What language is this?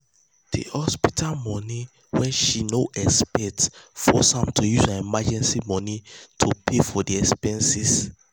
Nigerian Pidgin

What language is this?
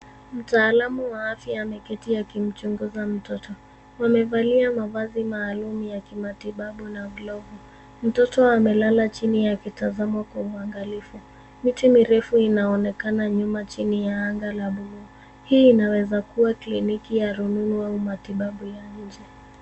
Swahili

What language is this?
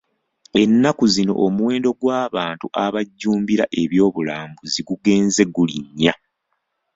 Ganda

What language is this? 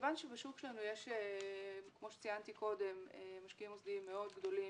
Hebrew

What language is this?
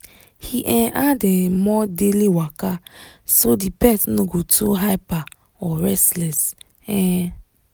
Nigerian Pidgin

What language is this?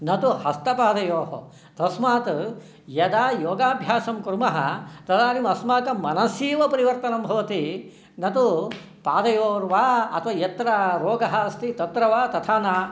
Sanskrit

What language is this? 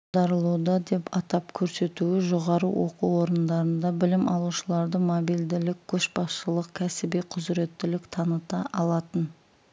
Kazakh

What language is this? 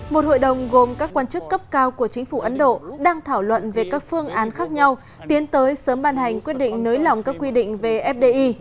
Vietnamese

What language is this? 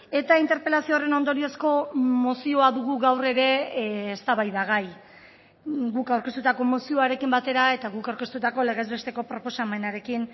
Basque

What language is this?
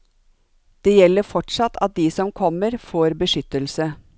Norwegian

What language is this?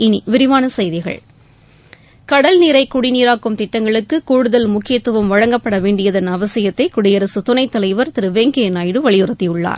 Tamil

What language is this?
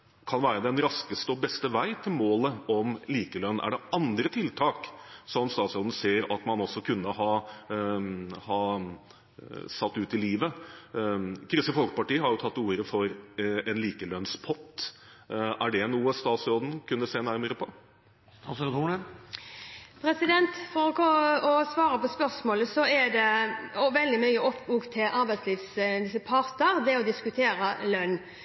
Norwegian Bokmål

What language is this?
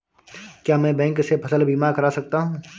Hindi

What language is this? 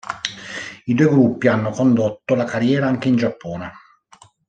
Italian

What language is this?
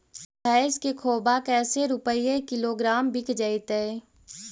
Magahi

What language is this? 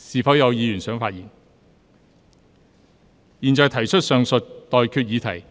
Cantonese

